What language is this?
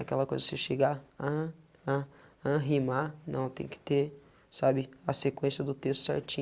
Portuguese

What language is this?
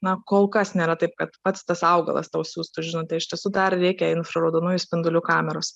Lithuanian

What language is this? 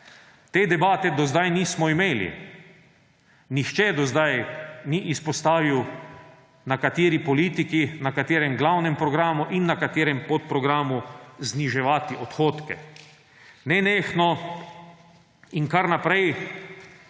Slovenian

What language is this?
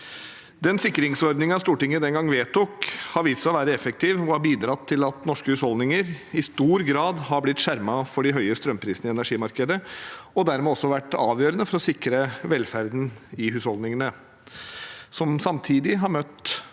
Norwegian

